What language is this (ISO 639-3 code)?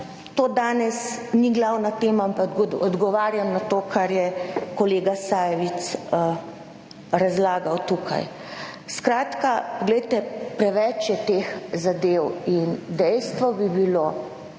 slv